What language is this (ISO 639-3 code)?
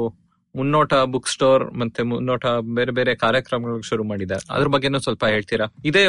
kan